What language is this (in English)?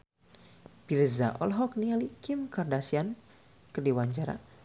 Sundanese